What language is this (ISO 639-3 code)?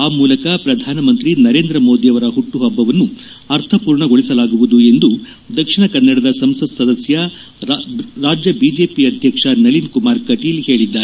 kan